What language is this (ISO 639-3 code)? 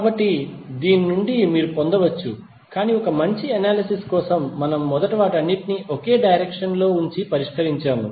tel